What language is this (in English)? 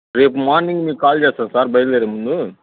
Telugu